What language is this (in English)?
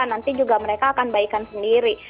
Indonesian